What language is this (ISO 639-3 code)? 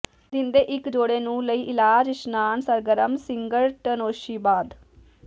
pan